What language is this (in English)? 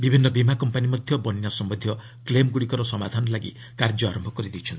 Odia